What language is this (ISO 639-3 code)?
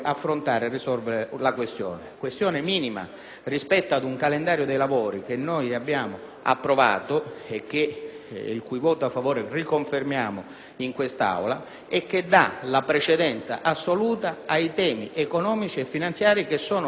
ita